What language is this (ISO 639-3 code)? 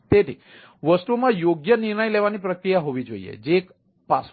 guj